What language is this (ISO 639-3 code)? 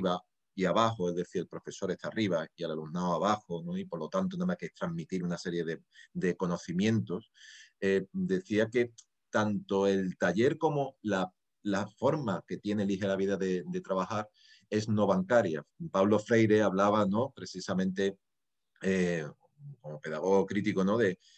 spa